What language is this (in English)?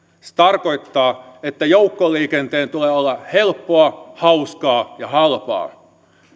Finnish